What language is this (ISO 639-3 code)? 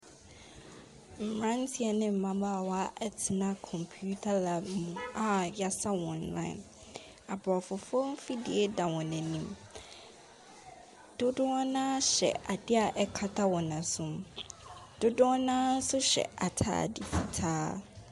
aka